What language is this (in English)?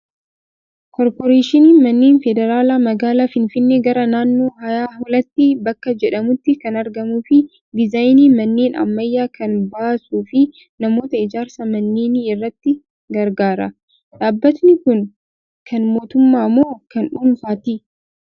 Oromo